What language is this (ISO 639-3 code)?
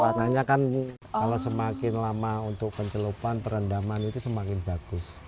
ind